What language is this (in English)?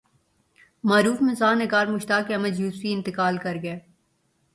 Urdu